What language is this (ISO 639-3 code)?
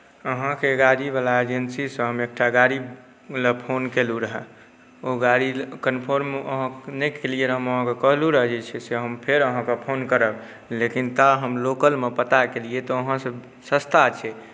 mai